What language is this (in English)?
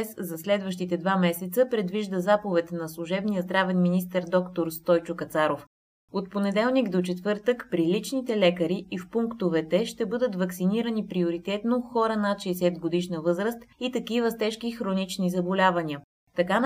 Bulgarian